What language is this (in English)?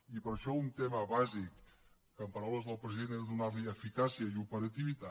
Catalan